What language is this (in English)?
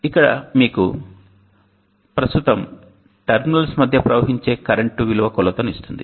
Telugu